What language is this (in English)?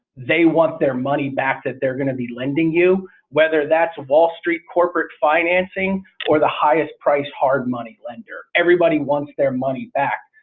English